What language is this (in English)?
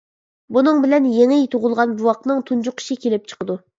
Uyghur